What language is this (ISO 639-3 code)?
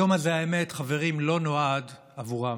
heb